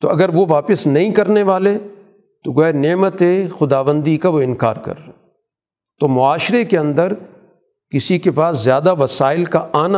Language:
Urdu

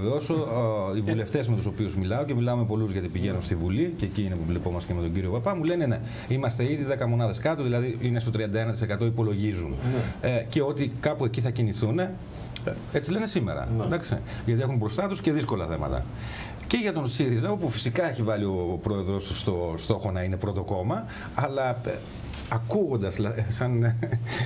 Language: Greek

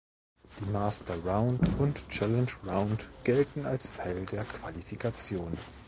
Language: German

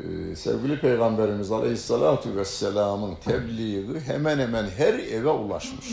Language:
Turkish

